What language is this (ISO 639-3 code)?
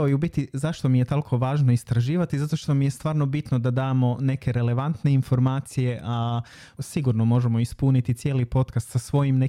hrv